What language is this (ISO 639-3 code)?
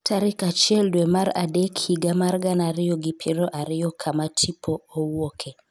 luo